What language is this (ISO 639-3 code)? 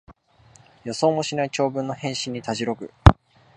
jpn